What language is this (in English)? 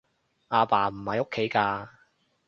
Cantonese